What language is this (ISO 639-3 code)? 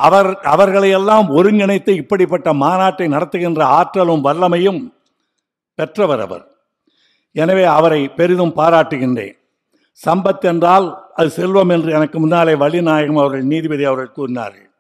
tam